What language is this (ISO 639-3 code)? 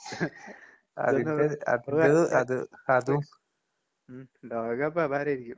mal